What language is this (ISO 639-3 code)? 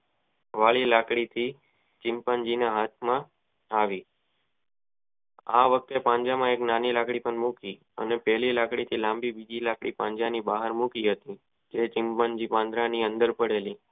guj